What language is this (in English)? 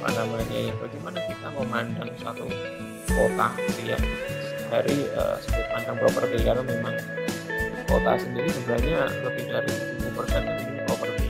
Indonesian